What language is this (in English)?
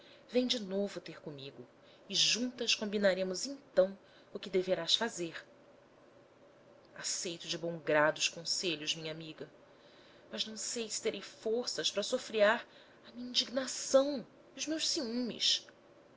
Portuguese